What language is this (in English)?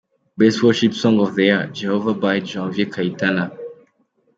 Kinyarwanda